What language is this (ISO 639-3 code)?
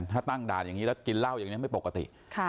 tha